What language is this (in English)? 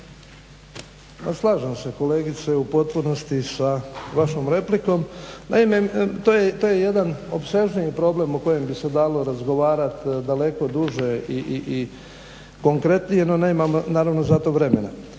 Croatian